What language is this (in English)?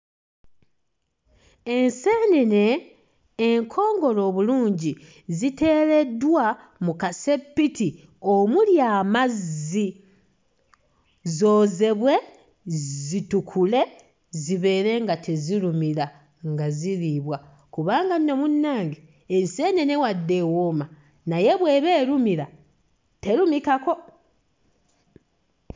Ganda